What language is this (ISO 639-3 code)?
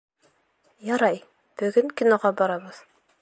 bak